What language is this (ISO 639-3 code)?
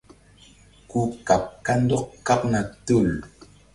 mdd